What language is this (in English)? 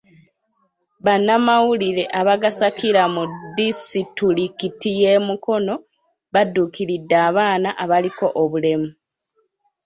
Ganda